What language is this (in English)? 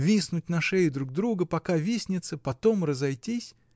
Russian